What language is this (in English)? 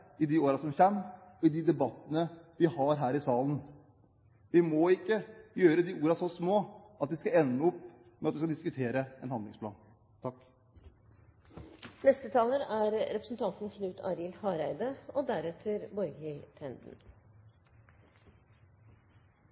Norwegian